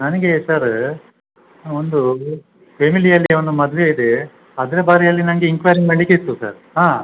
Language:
Kannada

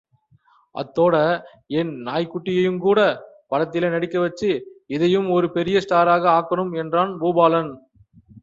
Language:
Tamil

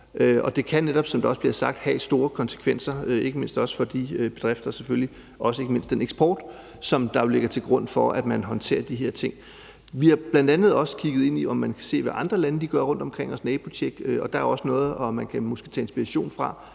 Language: Danish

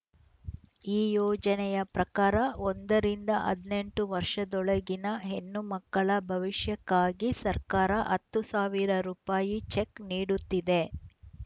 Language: Kannada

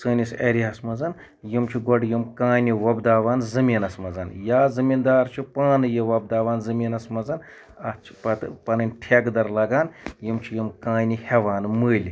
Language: Kashmiri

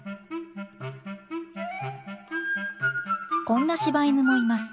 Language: Japanese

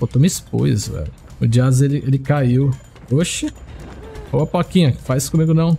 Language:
Portuguese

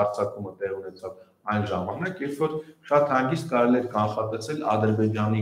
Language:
Romanian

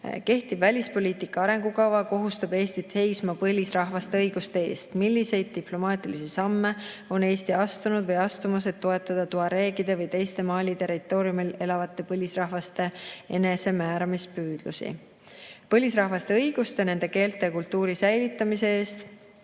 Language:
Estonian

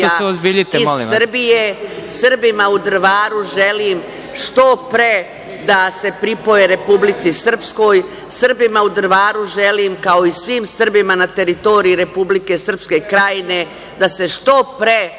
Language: Serbian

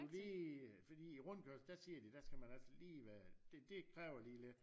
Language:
Danish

